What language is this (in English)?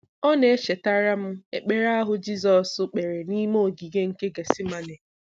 Igbo